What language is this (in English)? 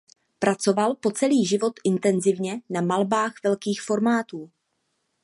Czech